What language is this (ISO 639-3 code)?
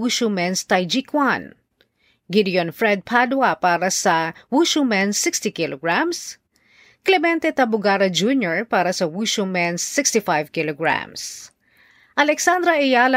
fil